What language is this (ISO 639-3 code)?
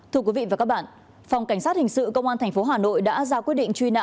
vie